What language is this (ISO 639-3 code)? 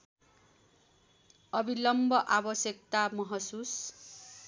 nep